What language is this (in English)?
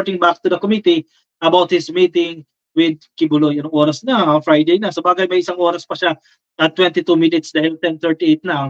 Filipino